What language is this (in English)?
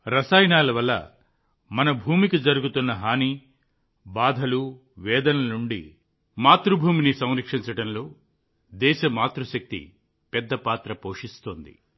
Telugu